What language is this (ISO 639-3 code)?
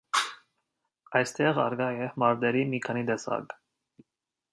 hye